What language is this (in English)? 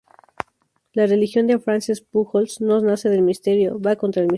Spanish